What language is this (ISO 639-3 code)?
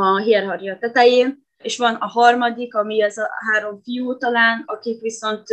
hun